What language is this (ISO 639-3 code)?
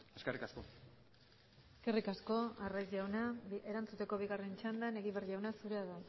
eus